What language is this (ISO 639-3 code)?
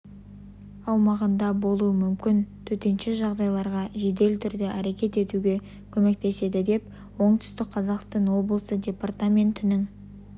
kaz